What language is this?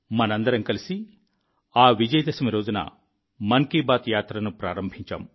Telugu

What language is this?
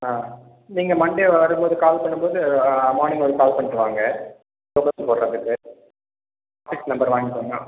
Tamil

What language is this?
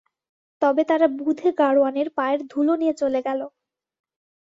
Bangla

